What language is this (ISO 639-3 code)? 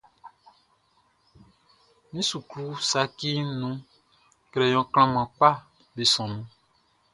bci